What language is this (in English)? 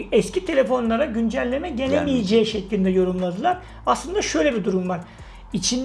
Turkish